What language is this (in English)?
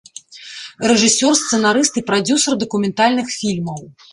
Belarusian